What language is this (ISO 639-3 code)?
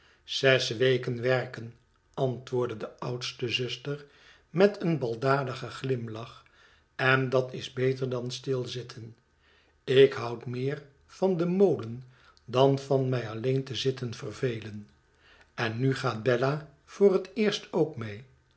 nld